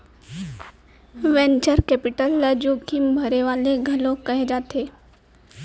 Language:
Chhattisgarhi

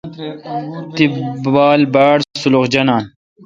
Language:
Kalkoti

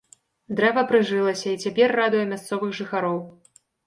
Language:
Belarusian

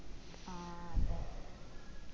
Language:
Malayalam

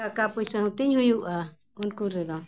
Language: Santali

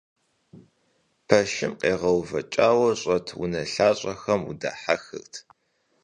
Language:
Kabardian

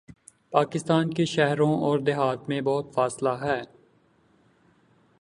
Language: Urdu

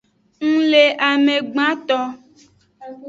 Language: Aja (Benin)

